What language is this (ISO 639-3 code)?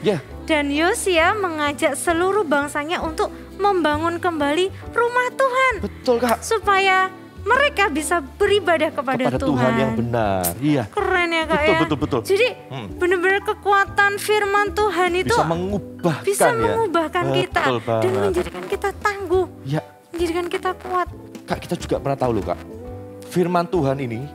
ind